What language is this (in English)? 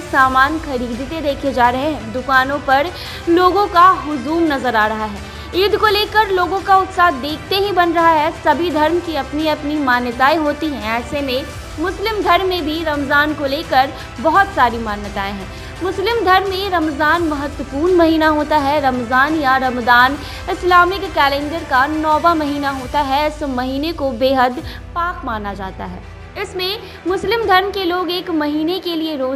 Hindi